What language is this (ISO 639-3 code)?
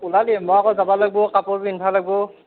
asm